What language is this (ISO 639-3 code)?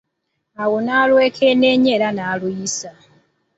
lug